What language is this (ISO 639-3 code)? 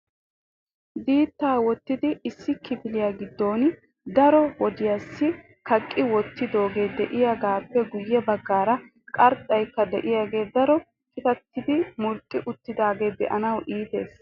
wal